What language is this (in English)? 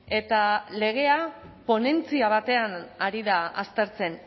Basque